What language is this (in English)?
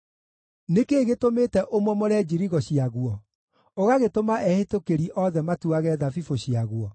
Kikuyu